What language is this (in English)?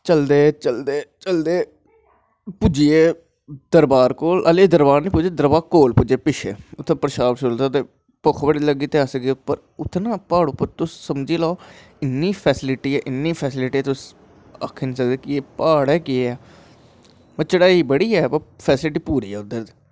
Dogri